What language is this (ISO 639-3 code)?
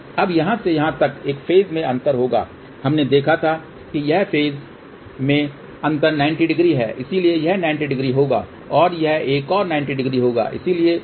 hin